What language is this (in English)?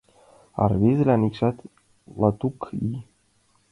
Mari